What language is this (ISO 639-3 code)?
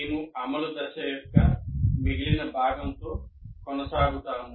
tel